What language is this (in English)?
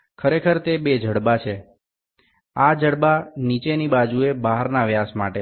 Gujarati